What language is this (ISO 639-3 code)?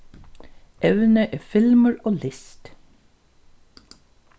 fao